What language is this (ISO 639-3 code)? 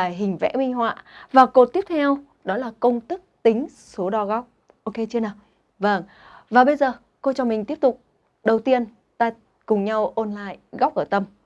vie